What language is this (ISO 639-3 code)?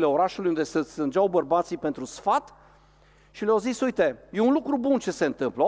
ron